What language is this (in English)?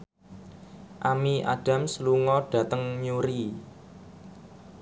Javanese